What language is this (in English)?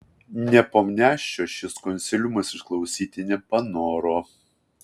Lithuanian